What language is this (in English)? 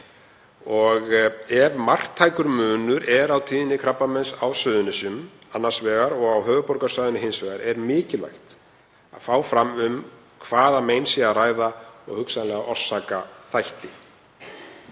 Icelandic